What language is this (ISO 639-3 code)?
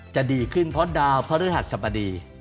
tha